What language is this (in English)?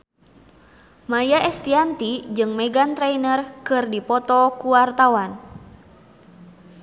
Sundanese